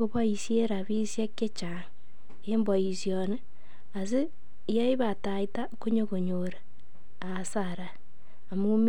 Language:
Kalenjin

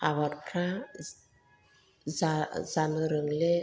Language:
Bodo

